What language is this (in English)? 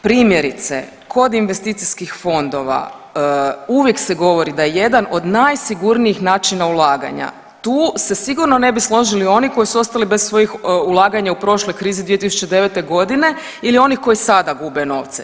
Croatian